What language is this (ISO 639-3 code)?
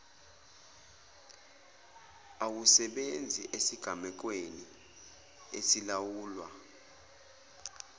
zul